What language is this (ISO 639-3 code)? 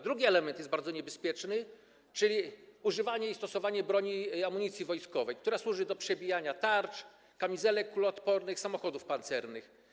pol